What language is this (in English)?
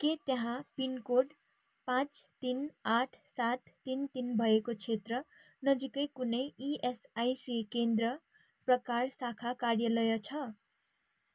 Nepali